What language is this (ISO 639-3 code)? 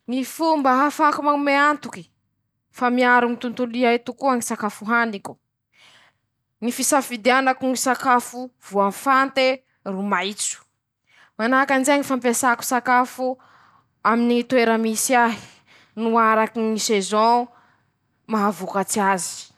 msh